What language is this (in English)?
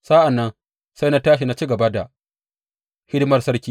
Hausa